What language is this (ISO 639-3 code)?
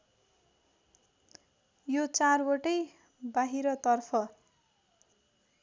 nep